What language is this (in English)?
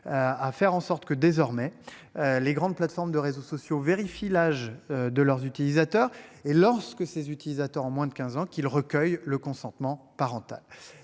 French